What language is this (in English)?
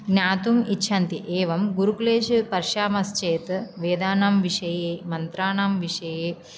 Sanskrit